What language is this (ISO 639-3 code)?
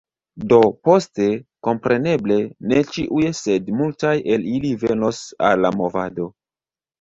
epo